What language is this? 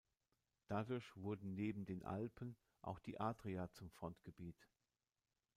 German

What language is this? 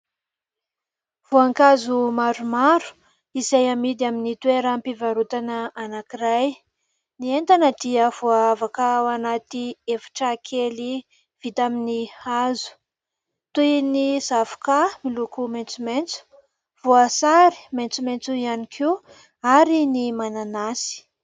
Malagasy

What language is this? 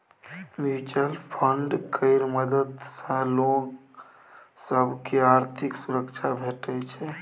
Maithili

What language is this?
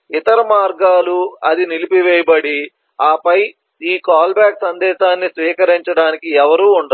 Telugu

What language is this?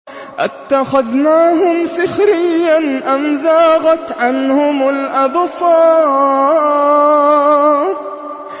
Arabic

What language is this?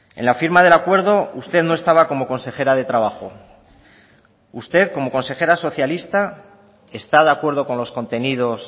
Spanish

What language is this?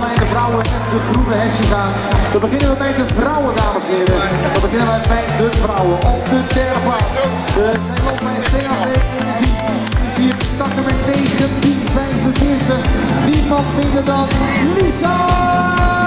Dutch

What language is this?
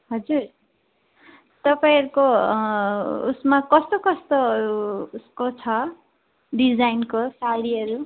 Nepali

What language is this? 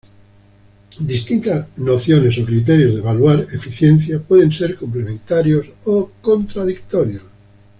Spanish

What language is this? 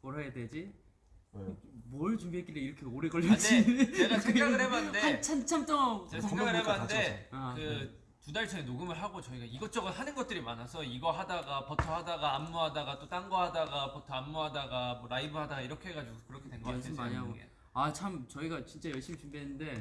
Korean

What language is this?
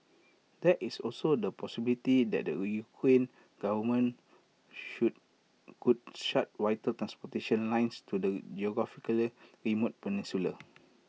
English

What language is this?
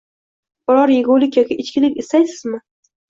Uzbek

